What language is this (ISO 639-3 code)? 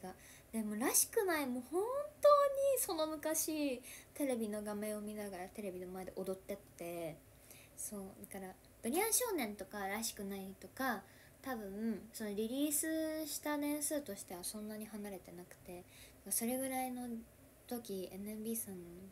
jpn